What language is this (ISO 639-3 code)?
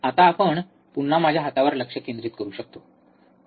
mar